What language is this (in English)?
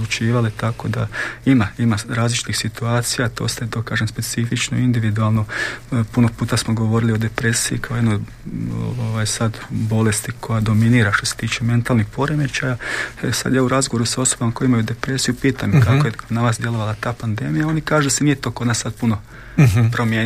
Croatian